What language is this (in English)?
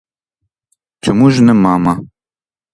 Ukrainian